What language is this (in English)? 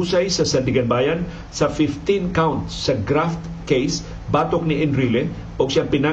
Filipino